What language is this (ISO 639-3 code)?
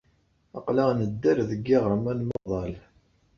kab